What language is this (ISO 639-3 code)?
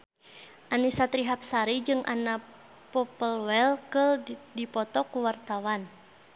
sun